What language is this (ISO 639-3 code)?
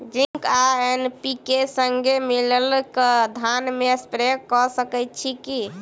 mai